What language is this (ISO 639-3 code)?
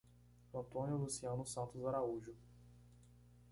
por